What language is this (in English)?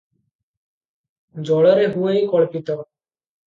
Odia